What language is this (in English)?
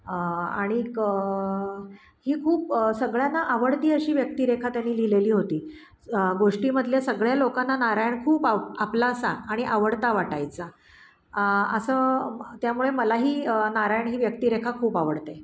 Marathi